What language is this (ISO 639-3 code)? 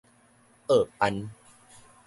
nan